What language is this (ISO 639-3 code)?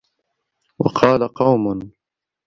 ara